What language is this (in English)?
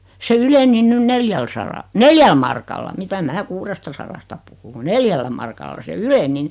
Finnish